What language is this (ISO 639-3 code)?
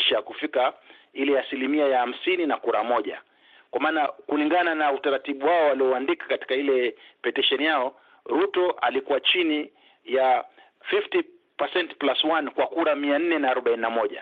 swa